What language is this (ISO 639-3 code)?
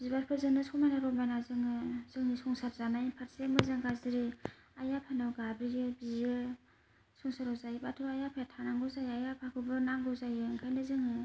brx